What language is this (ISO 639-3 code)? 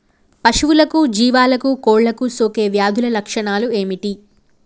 tel